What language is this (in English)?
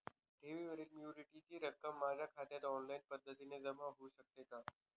Marathi